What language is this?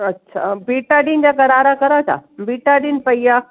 Sindhi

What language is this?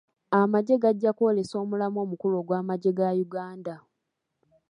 Ganda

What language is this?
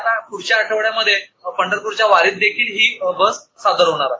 Marathi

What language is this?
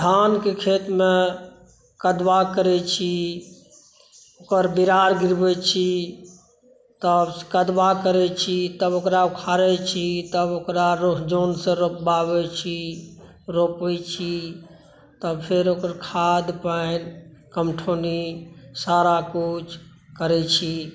Maithili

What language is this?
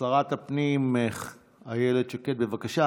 Hebrew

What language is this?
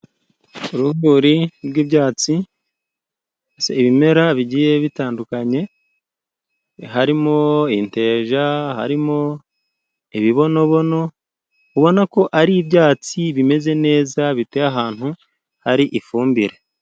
Kinyarwanda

